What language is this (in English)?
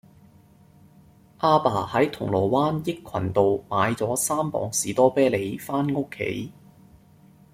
Cantonese